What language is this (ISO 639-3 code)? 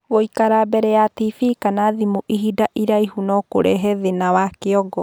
kik